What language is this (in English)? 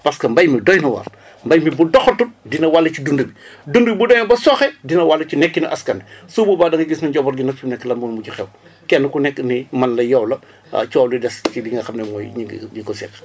Wolof